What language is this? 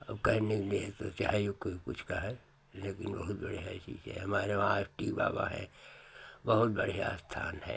Hindi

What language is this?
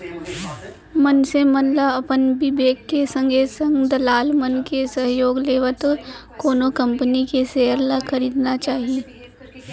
Chhattisgarhi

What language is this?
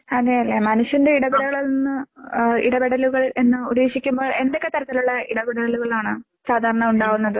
Malayalam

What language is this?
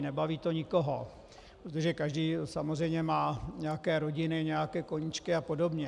Czech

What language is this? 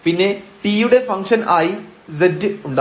Malayalam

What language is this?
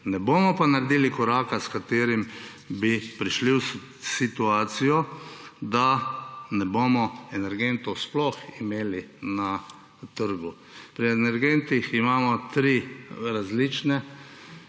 Slovenian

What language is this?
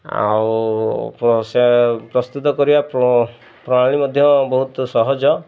Odia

